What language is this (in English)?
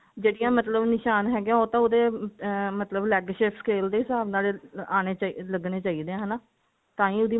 Punjabi